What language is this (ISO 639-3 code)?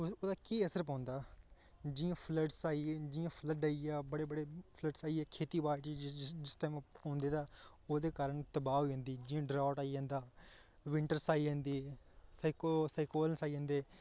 doi